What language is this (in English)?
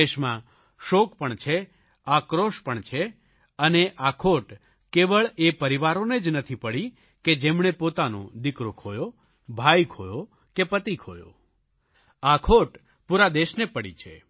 Gujarati